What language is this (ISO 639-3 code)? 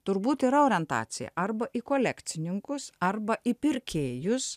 lit